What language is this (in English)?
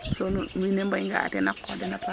Serer